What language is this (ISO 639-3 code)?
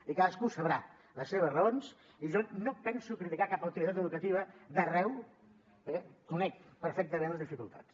cat